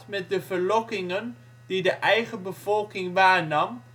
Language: Dutch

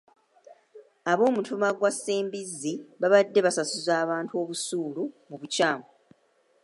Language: Ganda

